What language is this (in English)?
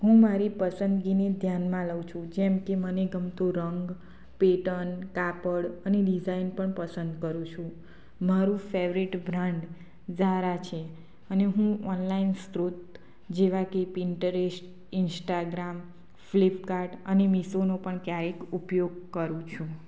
Gujarati